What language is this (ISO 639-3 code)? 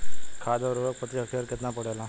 bho